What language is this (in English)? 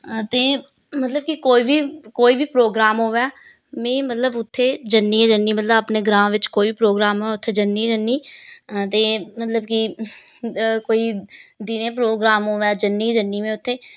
Dogri